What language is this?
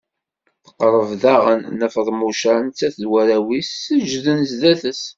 Kabyle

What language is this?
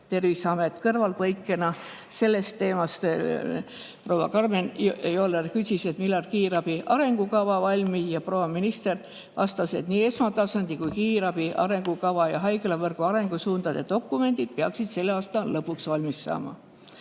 Estonian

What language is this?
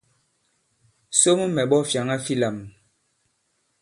Bankon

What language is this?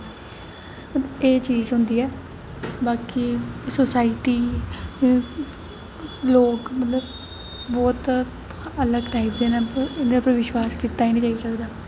Dogri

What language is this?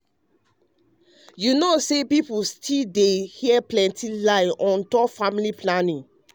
Nigerian Pidgin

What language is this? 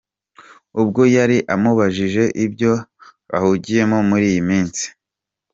Kinyarwanda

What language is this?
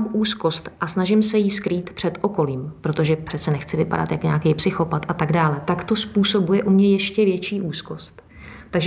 Czech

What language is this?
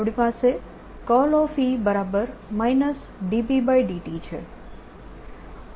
Gujarati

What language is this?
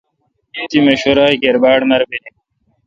Kalkoti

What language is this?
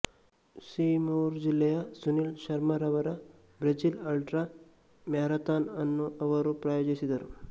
Kannada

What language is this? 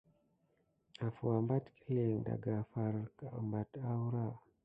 Gidar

